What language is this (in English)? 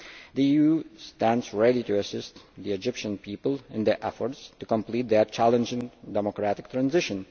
English